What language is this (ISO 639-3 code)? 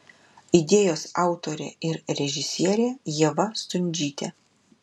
lit